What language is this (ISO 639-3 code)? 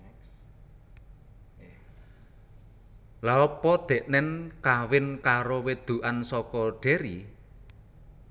jav